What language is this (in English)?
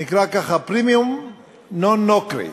Hebrew